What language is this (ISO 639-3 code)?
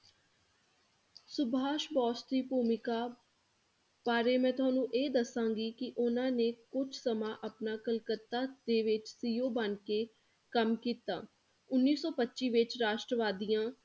pan